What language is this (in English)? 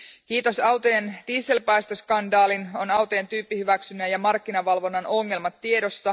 Finnish